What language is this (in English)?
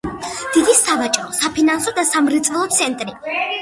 Georgian